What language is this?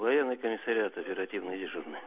Russian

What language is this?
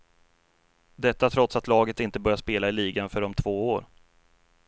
Swedish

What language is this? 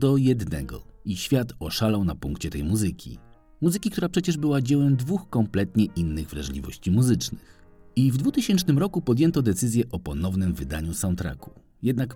Polish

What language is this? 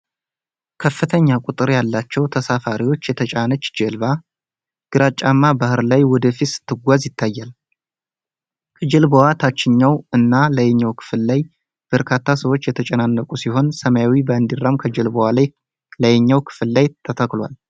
Amharic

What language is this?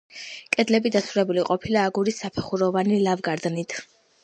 Georgian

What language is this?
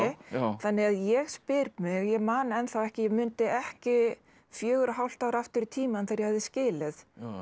Icelandic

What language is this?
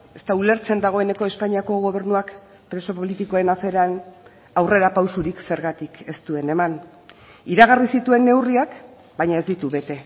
Basque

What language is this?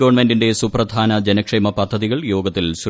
Malayalam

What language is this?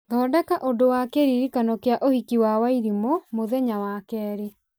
Kikuyu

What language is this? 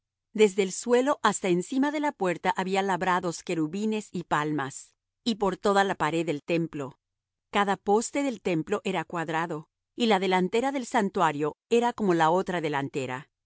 Spanish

